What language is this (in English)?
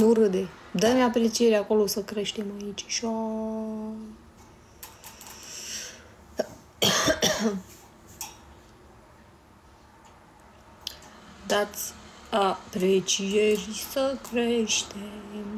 Romanian